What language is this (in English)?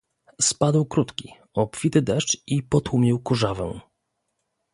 Polish